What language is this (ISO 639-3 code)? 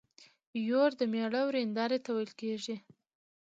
pus